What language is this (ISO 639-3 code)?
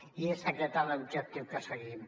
cat